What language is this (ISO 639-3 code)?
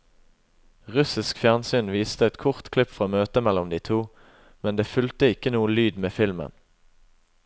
nor